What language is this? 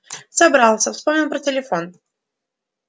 Russian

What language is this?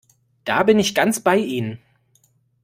German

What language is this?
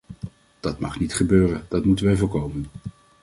Dutch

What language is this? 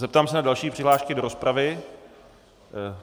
Czech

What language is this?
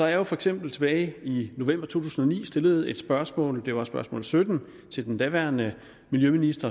Danish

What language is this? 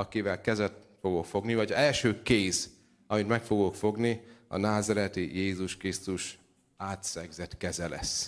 Hungarian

